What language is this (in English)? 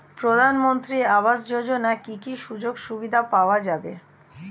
Bangla